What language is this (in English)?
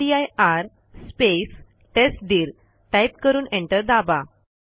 Marathi